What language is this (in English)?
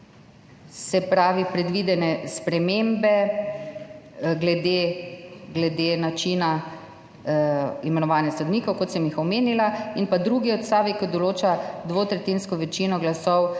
Slovenian